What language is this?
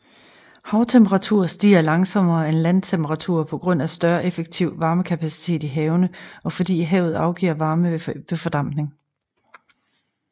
Danish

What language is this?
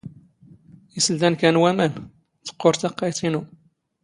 Standard Moroccan Tamazight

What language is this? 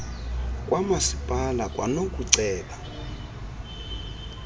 Xhosa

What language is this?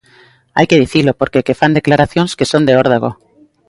Galician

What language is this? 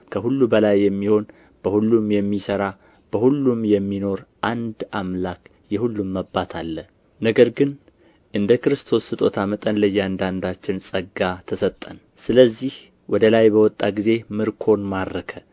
Amharic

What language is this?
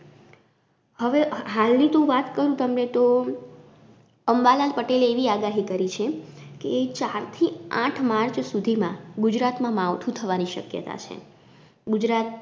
Gujarati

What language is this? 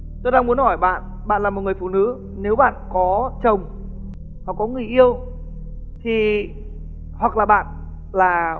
Vietnamese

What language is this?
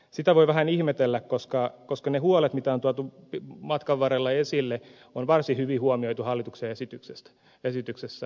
Finnish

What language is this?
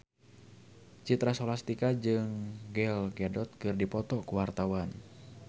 Sundanese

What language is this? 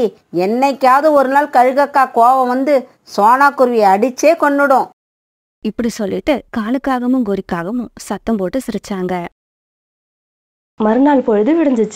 Tamil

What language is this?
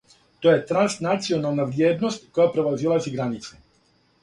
Serbian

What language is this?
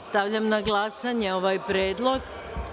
Serbian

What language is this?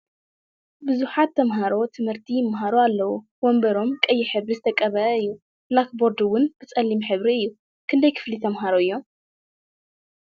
Tigrinya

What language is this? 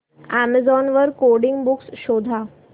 Marathi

